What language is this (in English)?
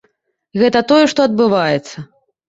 Belarusian